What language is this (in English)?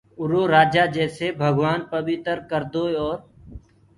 Gurgula